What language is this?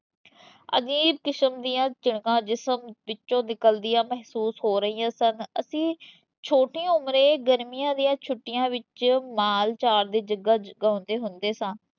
Punjabi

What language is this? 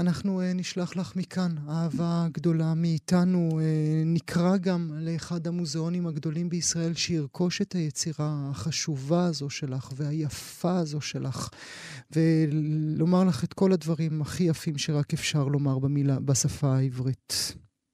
Hebrew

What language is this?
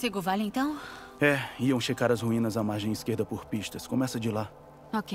Portuguese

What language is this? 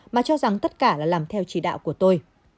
Vietnamese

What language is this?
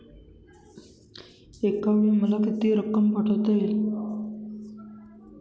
Marathi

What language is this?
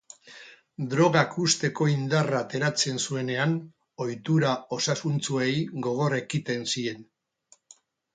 Basque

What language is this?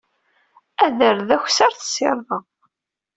Kabyle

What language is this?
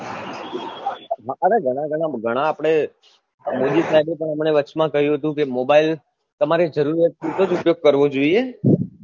Gujarati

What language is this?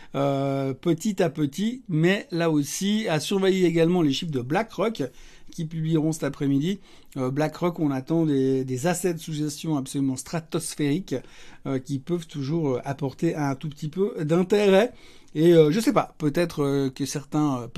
French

